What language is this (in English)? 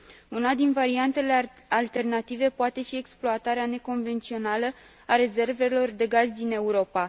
Romanian